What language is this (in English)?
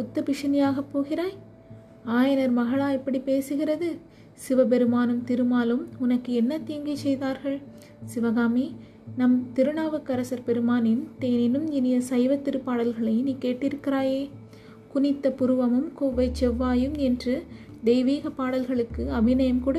Tamil